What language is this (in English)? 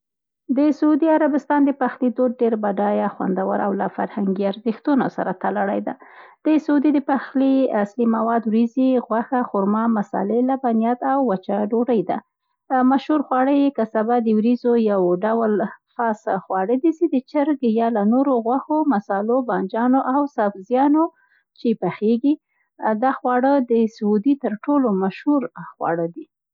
Central Pashto